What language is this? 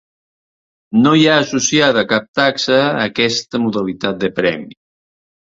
Catalan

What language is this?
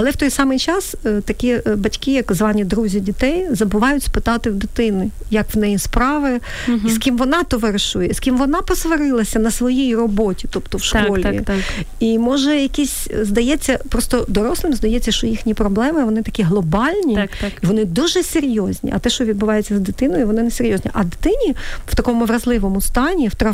Ukrainian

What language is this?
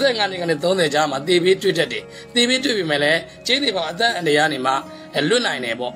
Indonesian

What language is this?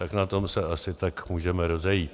Czech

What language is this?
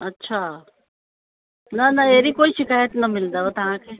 Sindhi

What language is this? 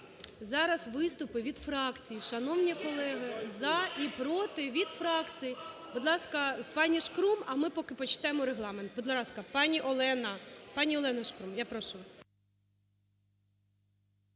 Ukrainian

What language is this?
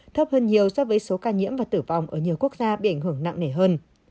Vietnamese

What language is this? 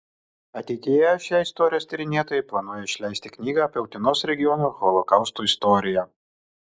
Lithuanian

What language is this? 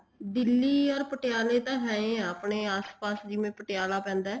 Punjabi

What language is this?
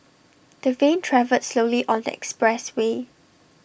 English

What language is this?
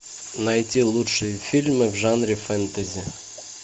Russian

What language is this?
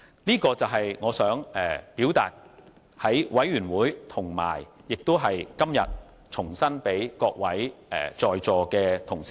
Cantonese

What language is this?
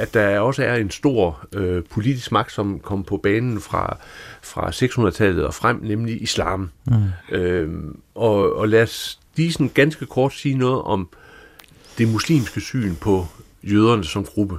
Danish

